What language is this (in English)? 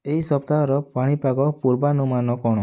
Odia